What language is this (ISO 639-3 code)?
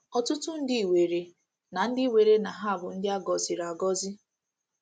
ibo